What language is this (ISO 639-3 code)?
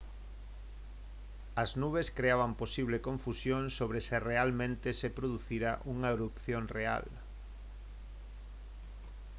glg